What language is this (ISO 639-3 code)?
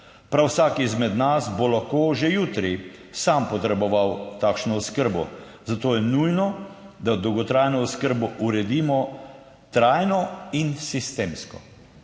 slv